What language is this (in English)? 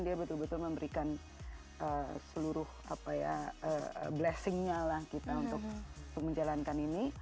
Indonesian